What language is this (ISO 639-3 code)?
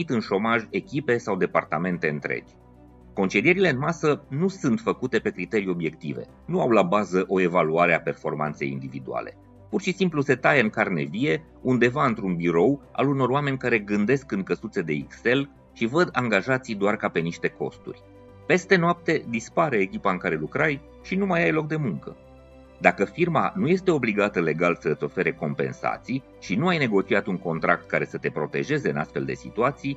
ron